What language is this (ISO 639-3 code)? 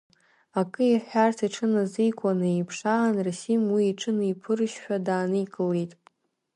abk